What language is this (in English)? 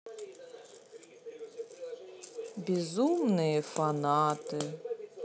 Russian